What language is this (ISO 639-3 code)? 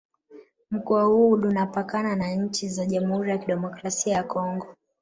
swa